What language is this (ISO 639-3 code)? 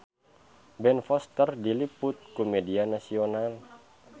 sun